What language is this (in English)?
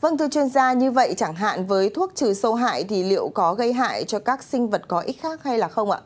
Vietnamese